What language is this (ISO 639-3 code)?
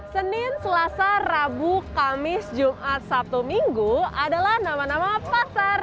ind